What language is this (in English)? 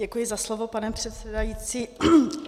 Czech